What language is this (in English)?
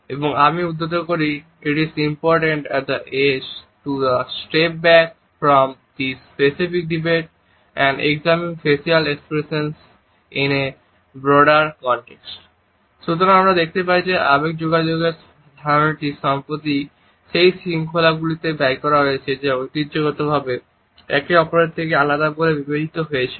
Bangla